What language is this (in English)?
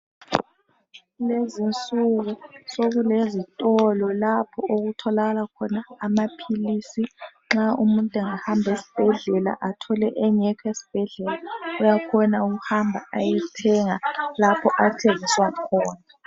North Ndebele